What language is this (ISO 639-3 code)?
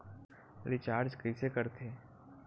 hne